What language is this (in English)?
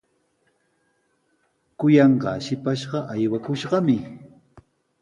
Sihuas Ancash Quechua